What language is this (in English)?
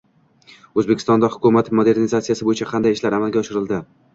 Uzbek